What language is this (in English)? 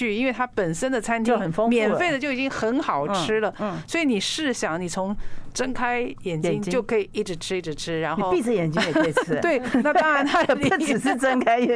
Chinese